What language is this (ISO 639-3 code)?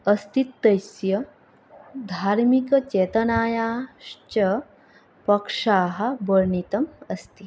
san